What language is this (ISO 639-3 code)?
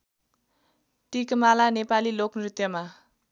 nep